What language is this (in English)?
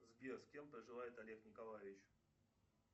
Russian